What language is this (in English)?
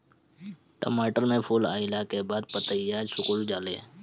Bhojpuri